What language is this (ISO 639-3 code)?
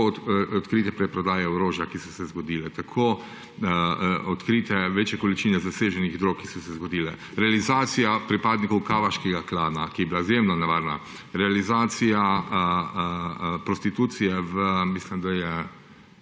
slv